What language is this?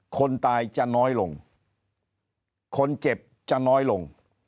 Thai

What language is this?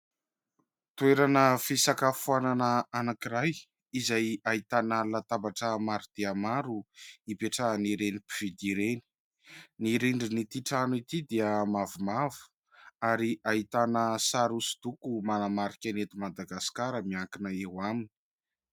Malagasy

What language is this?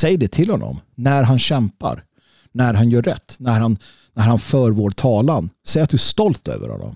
Swedish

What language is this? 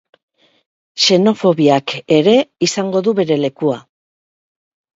Basque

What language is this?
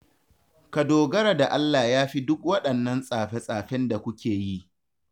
Hausa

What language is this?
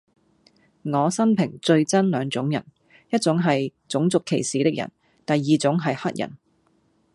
Cantonese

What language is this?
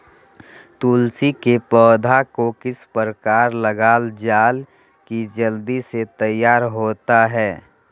Magahi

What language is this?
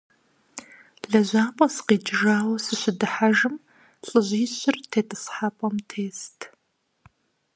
Kabardian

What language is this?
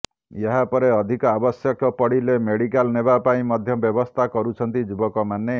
Odia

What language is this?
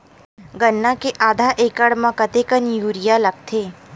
Chhattisgarhi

